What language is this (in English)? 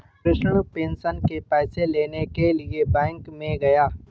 Hindi